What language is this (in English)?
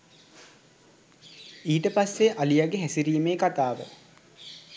Sinhala